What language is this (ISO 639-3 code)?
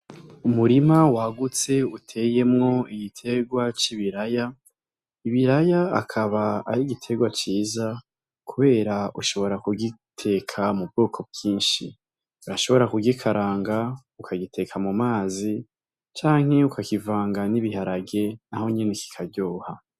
run